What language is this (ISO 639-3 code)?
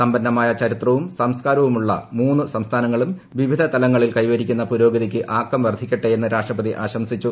mal